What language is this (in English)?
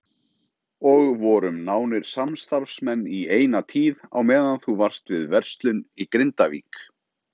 Icelandic